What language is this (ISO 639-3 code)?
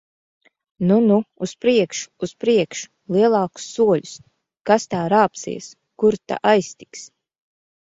lav